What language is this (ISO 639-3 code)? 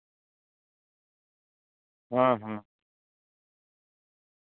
sat